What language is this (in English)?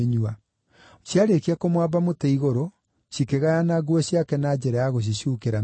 Kikuyu